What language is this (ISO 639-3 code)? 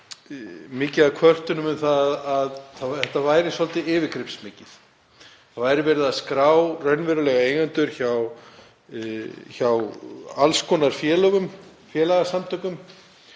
isl